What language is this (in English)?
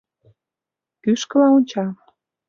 Mari